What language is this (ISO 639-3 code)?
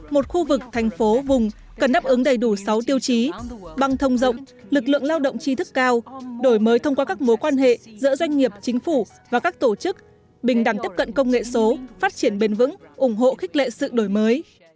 vie